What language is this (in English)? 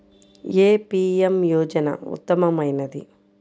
Telugu